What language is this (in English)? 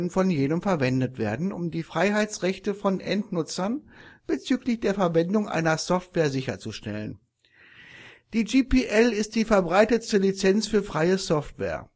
German